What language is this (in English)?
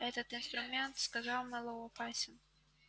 Russian